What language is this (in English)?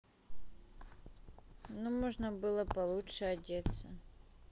Russian